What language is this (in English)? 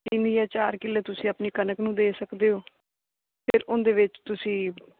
Punjabi